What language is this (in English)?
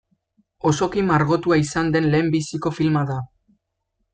Basque